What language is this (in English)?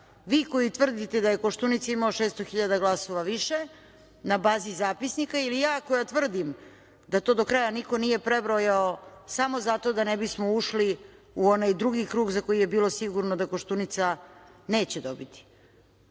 Serbian